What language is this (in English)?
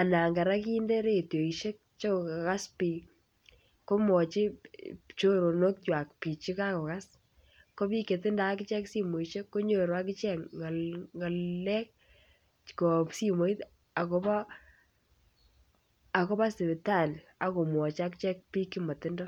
Kalenjin